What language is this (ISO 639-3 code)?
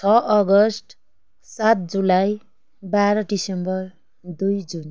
nep